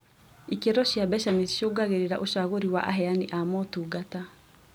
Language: Kikuyu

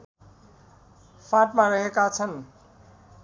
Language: Nepali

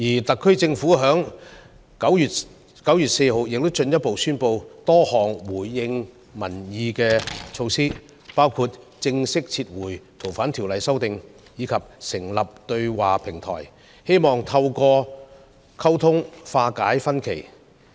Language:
Cantonese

